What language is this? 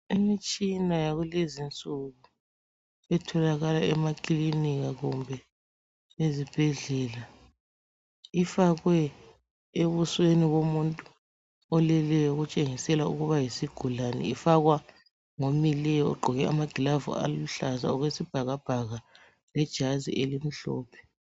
North Ndebele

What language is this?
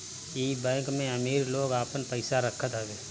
Bhojpuri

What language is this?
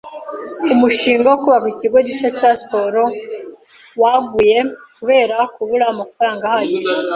Kinyarwanda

